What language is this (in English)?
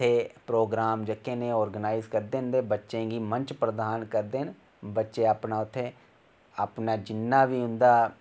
Dogri